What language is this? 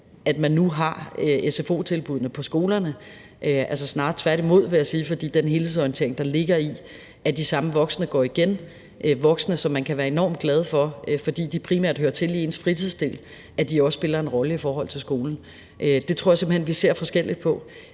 Danish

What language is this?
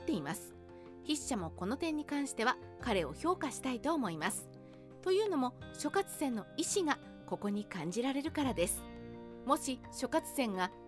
Japanese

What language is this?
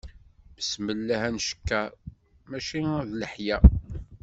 Kabyle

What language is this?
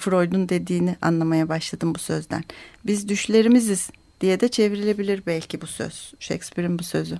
Turkish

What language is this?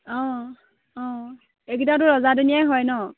Assamese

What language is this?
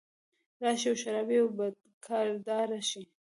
Pashto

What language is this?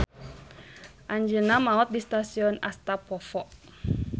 Sundanese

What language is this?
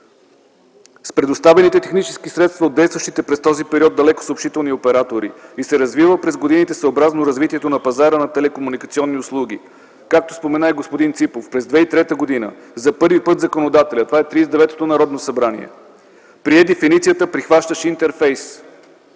Bulgarian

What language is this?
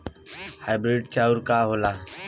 Bhojpuri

